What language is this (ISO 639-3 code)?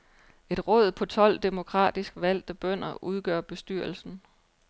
dan